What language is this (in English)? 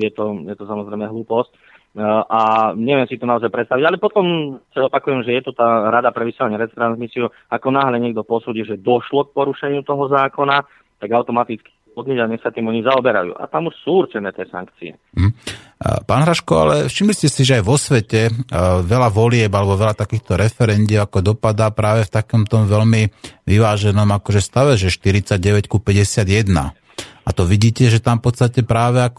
Slovak